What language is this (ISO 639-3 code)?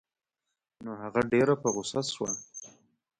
pus